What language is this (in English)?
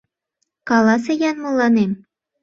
Mari